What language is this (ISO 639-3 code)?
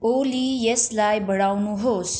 nep